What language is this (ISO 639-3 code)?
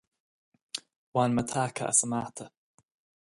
gle